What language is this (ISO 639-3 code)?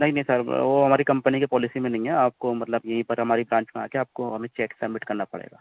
urd